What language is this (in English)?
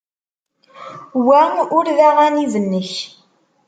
Kabyle